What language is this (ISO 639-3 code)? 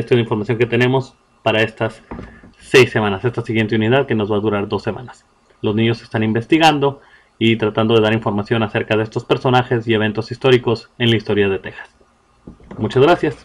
spa